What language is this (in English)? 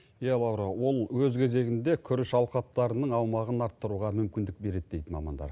Kazakh